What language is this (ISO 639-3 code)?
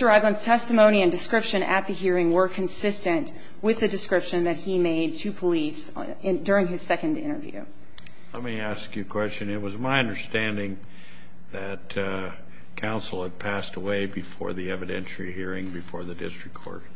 eng